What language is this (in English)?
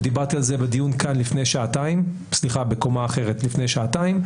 Hebrew